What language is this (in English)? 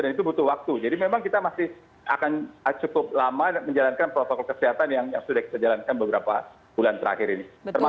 Indonesian